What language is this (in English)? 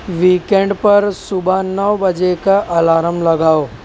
Urdu